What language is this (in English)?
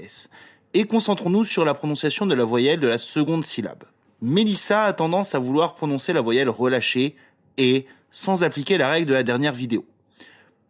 French